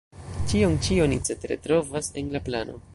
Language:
Esperanto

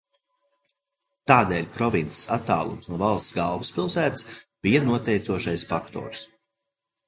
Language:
Latvian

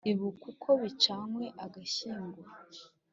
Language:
Kinyarwanda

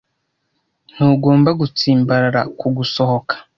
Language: Kinyarwanda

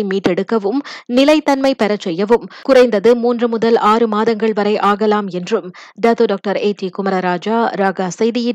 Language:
Tamil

